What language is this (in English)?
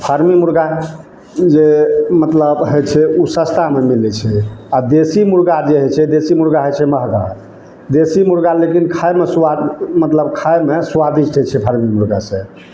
Maithili